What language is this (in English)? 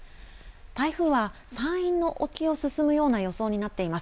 Japanese